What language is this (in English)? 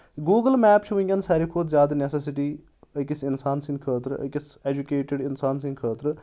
Kashmiri